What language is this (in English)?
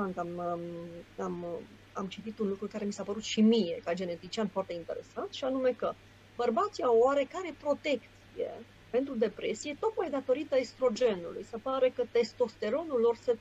Romanian